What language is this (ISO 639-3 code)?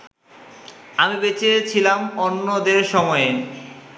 ben